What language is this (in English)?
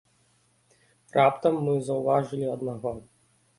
Belarusian